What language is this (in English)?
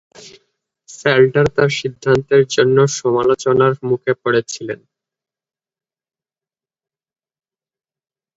Bangla